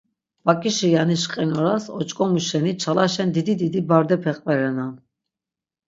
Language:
Laz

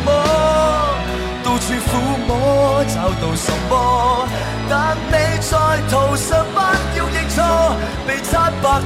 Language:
Chinese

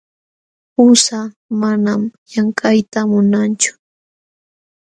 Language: Jauja Wanca Quechua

